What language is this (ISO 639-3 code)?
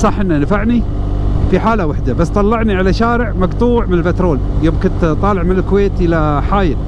ara